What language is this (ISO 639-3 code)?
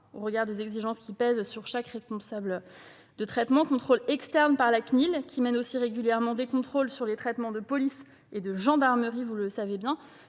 fra